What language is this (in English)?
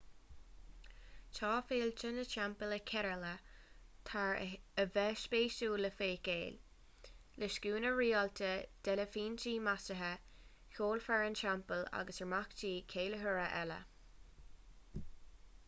Irish